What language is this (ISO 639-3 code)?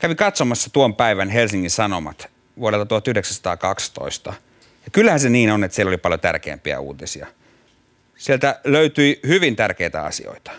fin